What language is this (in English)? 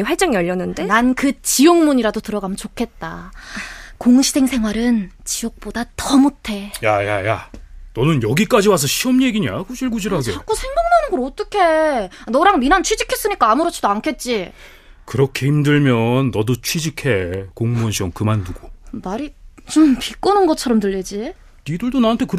Korean